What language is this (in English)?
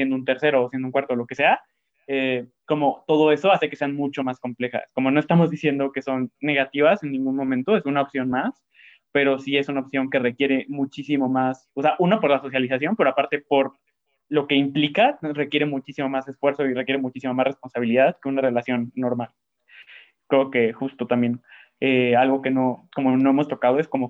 Spanish